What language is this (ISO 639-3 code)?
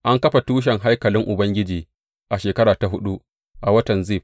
hau